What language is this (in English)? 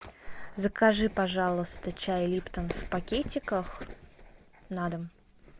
Russian